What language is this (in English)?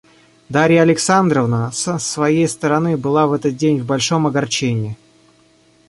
Russian